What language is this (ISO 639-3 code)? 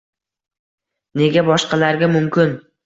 uzb